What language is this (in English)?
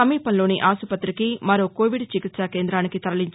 Telugu